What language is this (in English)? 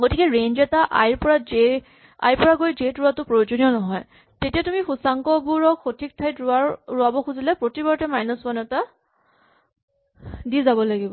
Assamese